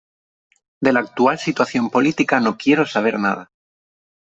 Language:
Spanish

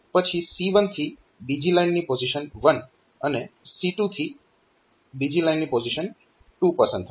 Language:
Gujarati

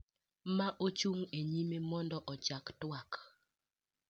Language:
Luo (Kenya and Tanzania)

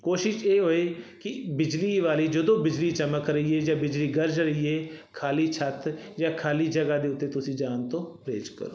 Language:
Punjabi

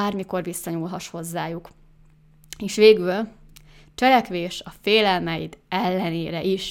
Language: Hungarian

